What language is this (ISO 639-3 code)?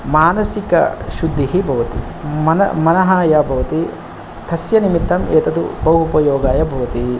san